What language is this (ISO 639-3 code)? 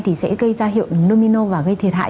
vie